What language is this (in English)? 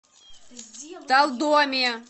Russian